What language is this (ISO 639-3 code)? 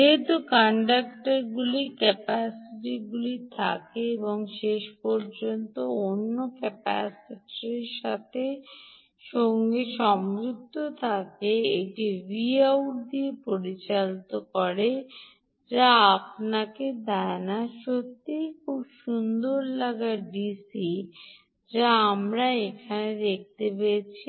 ben